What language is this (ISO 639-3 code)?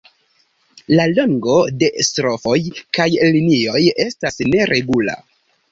epo